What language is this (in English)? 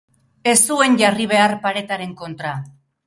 Basque